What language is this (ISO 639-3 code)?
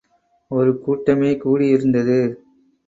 tam